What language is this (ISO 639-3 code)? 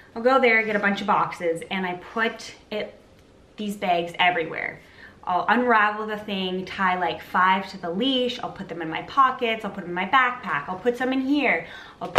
eng